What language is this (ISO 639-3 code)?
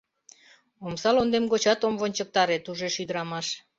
chm